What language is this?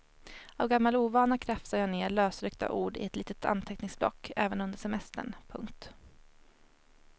Swedish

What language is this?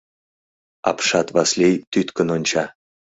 Mari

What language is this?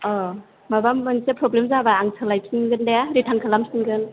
Bodo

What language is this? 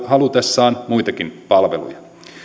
Finnish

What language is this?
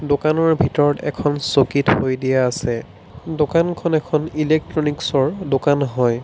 Assamese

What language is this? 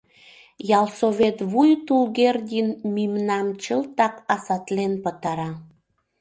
Mari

